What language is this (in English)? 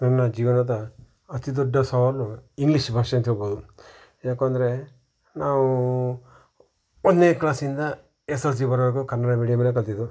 Kannada